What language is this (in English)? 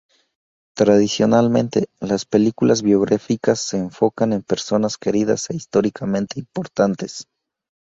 Spanish